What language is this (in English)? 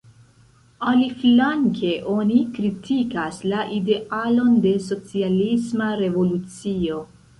Esperanto